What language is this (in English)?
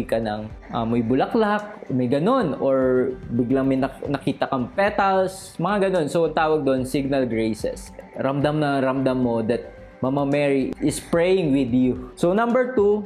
Filipino